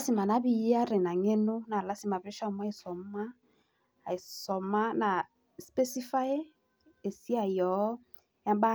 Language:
Masai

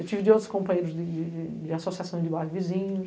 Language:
Portuguese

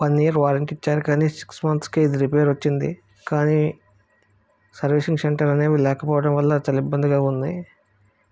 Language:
Telugu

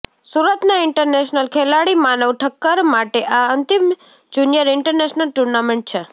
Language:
Gujarati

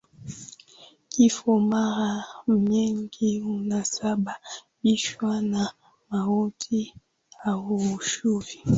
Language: Swahili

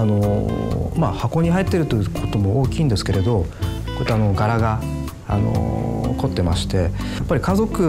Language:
Japanese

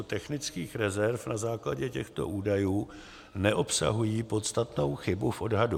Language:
Czech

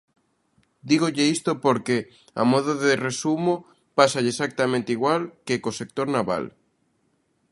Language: Galician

